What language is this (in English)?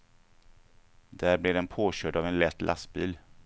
Swedish